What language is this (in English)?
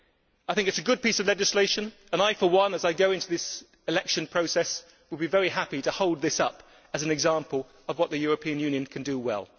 English